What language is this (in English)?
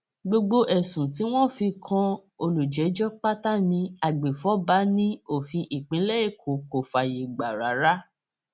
Yoruba